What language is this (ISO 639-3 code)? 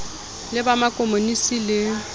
sot